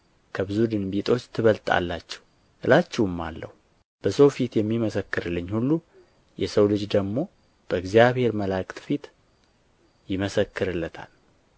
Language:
Amharic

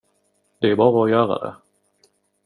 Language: Swedish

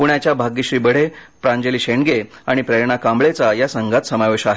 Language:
Marathi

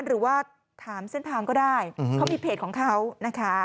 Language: Thai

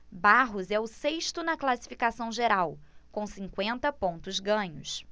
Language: Portuguese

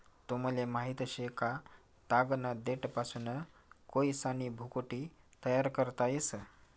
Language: Marathi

